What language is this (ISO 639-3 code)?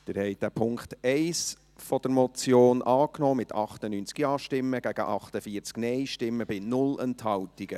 gsw